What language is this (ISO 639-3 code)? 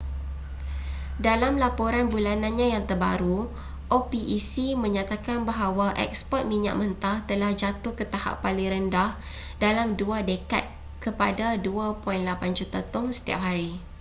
msa